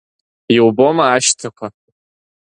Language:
Abkhazian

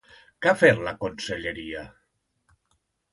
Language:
Catalan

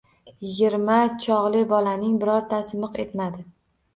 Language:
Uzbek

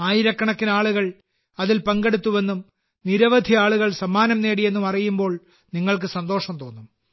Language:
Malayalam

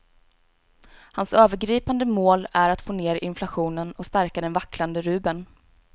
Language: Swedish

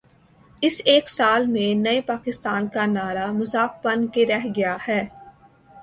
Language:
Urdu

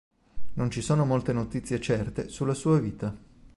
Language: Italian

